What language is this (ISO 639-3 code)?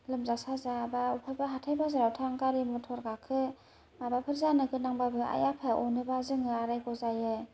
brx